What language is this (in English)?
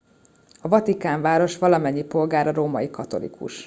Hungarian